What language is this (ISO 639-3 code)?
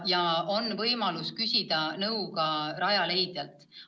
est